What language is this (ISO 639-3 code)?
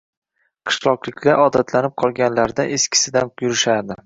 uzb